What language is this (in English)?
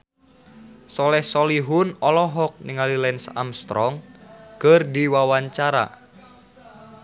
Sundanese